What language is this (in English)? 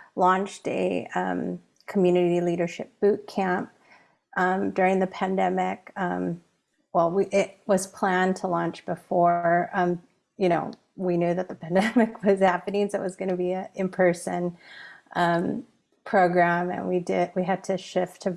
English